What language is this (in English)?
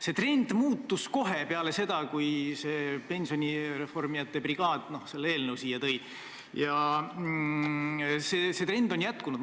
Estonian